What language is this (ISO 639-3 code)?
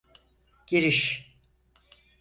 tur